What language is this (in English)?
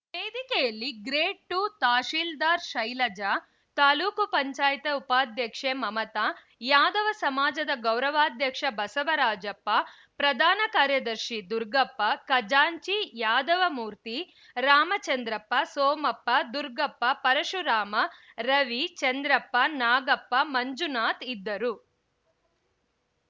Kannada